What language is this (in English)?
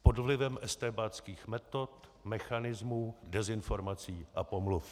Czech